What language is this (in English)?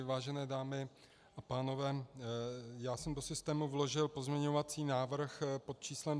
Czech